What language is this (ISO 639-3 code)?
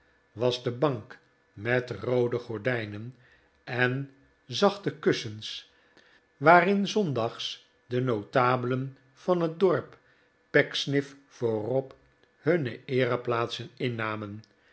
nld